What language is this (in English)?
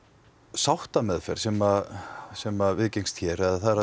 Icelandic